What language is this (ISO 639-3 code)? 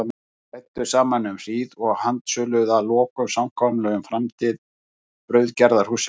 isl